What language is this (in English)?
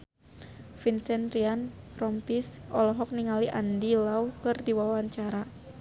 Sundanese